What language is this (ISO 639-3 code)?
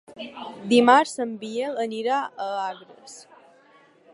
cat